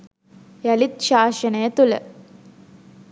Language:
Sinhala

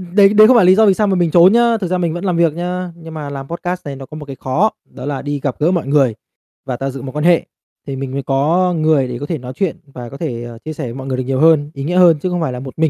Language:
Vietnamese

